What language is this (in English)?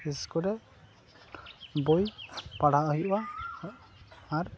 Santali